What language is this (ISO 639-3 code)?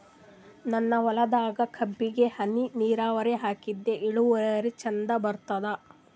kan